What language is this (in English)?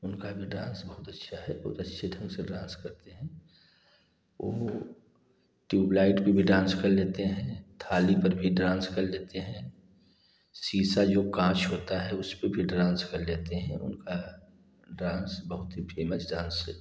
Hindi